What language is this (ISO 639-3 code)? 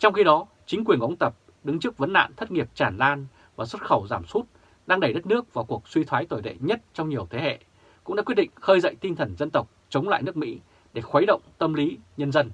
vie